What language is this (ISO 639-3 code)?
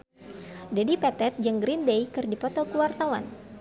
sun